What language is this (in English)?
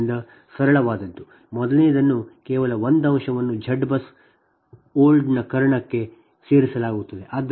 Kannada